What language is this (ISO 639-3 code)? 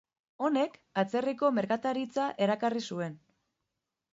eus